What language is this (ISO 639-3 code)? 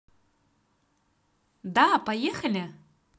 rus